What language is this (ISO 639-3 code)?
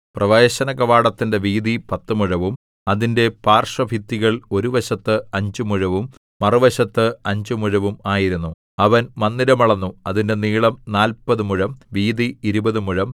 mal